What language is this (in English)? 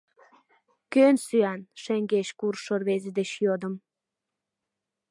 Mari